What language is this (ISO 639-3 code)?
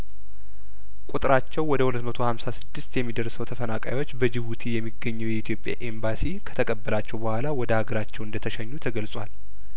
amh